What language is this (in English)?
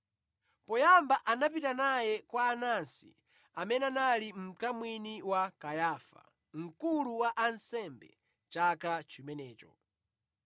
Nyanja